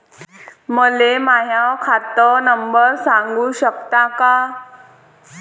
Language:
Marathi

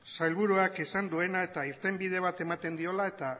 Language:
Basque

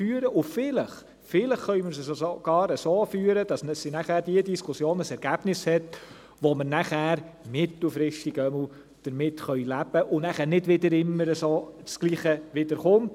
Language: Swiss German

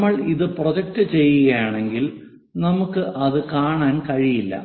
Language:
Malayalam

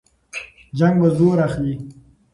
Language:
Pashto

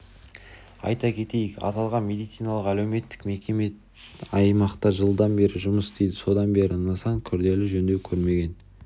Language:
Kazakh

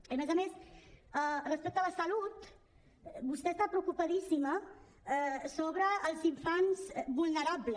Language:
Catalan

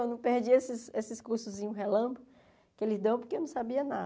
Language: Portuguese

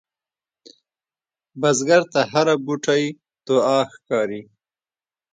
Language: Pashto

